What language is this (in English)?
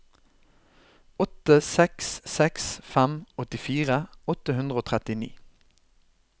Norwegian